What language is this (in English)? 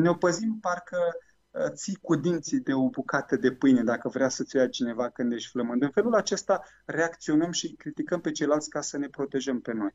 Romanian